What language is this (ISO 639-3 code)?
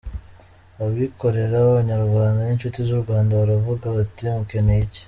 kin